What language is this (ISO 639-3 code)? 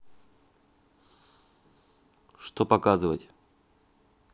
rus